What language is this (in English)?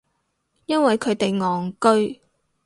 Cantonese